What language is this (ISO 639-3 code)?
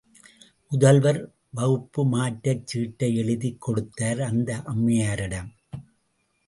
tam